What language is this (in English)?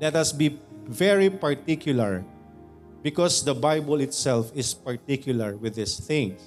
Filipino